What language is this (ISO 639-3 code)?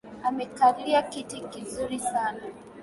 swa